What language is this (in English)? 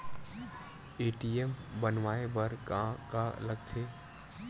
Chhattisgarhi